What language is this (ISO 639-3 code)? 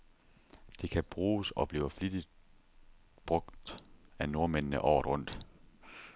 dan